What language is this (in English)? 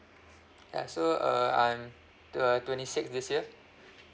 English